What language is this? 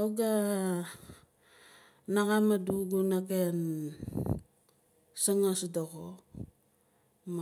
Nalik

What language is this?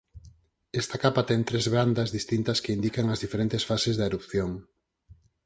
Galician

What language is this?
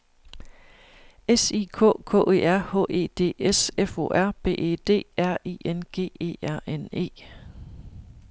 Danish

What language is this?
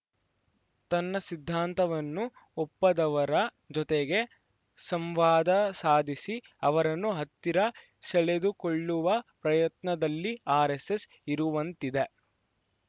Kannada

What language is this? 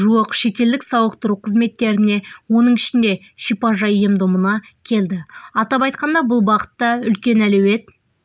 Kazakh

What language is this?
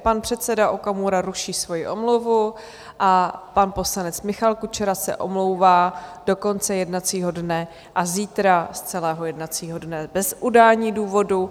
Czech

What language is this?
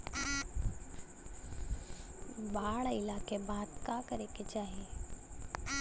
Bhojpuri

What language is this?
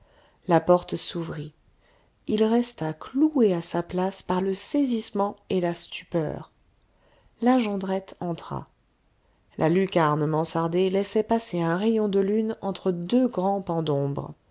French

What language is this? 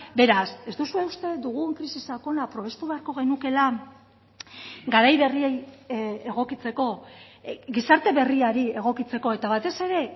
Basque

